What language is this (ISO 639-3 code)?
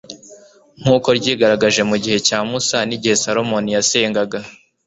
kin